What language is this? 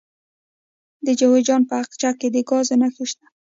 Pashto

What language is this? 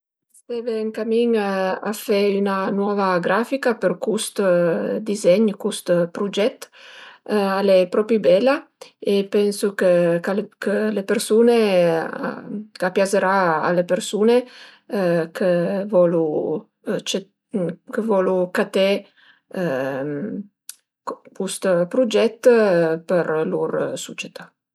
Piedmontese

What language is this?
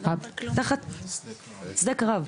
Hebrew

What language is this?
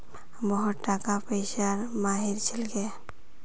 Magahi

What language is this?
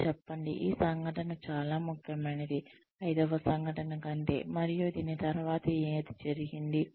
Telugu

